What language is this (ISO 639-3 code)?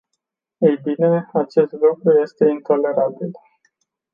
ron